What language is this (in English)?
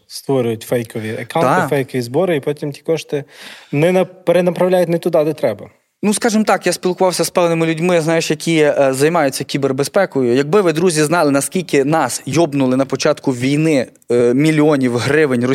Ukrainian